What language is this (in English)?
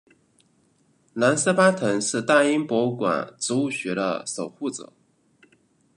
Chinese